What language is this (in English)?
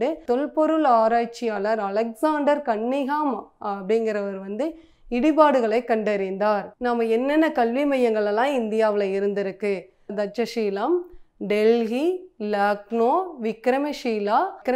Dutch